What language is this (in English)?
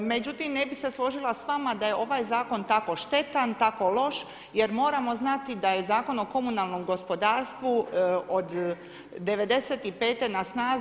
Croatian